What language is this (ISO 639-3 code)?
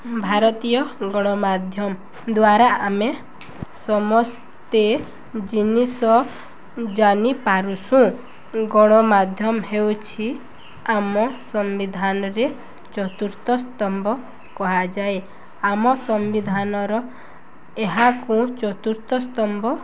ori